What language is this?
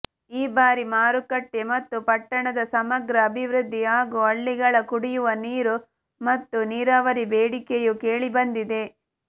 Kannada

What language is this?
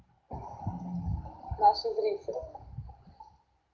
Russian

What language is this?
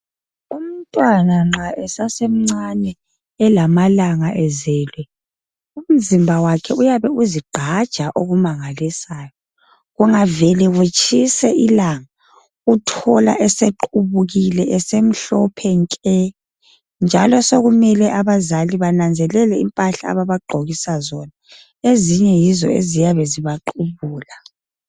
North Ndebele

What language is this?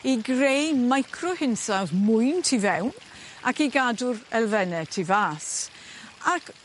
Welsh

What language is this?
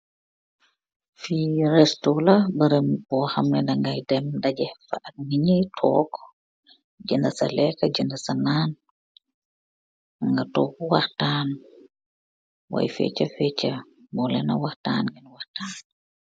Wolof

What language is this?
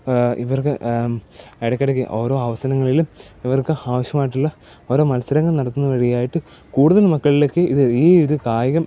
Malayalam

